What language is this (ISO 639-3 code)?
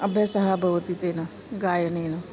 san